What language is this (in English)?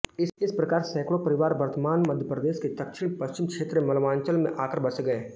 Hindi